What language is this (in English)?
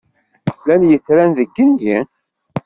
Kabyle